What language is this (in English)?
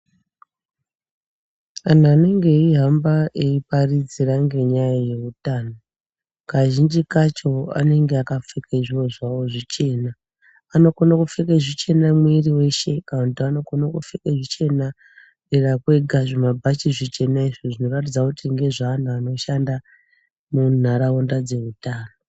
Ndau